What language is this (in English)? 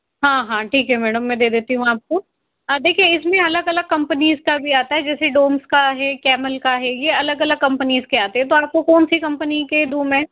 Hindi